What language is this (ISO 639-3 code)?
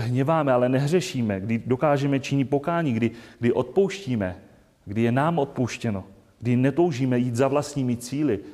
ces